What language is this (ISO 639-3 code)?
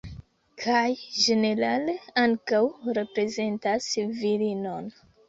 epo